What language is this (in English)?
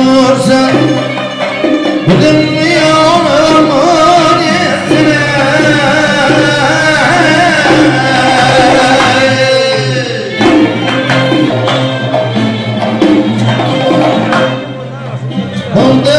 Arabic